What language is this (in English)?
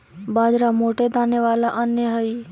Magahi